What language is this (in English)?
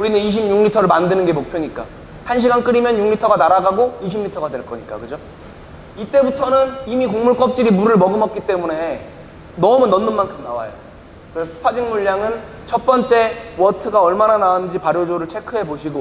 Korean